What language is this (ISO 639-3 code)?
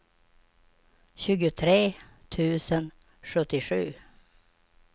swe